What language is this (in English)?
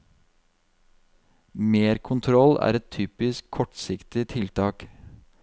Norwegian